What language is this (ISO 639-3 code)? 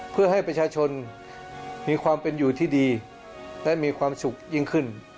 tha